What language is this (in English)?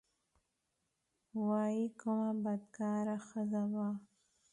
Pashto